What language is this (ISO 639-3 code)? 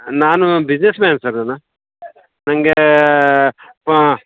kan